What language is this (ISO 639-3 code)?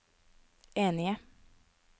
nor